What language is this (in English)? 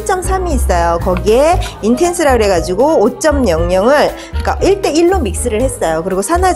Korean